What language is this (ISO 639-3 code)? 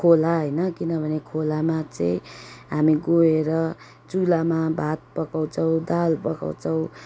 nep